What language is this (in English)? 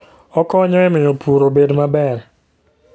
Luo (Kenya and Tanzania)